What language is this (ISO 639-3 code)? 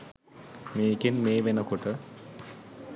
sin